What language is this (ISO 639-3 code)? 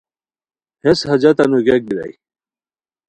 khw